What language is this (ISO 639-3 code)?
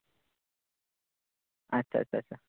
sat